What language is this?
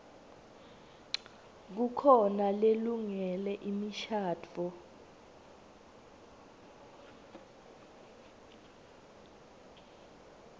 Swati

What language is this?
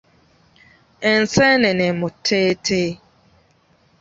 Ganda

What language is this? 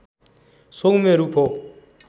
Nepali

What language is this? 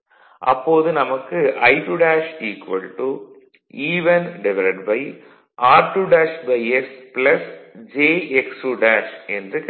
Tamil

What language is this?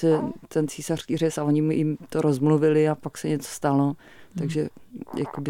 Czech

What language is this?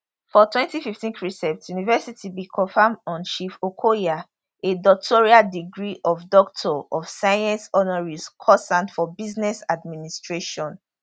Nigerian Pidgin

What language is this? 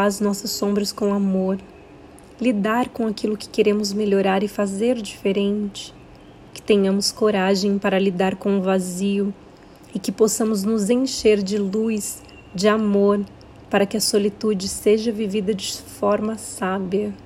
Portuguese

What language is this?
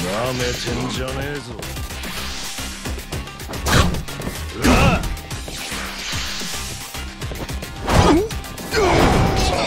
Japanese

